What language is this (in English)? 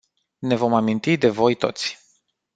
Romanian